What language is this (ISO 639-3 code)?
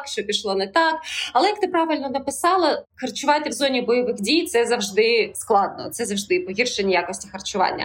ukr